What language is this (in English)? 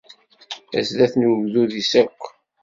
Kabyle